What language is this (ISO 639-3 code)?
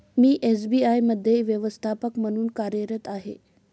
mar